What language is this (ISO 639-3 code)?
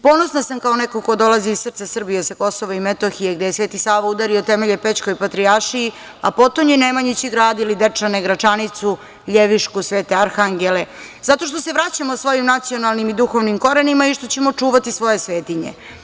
srp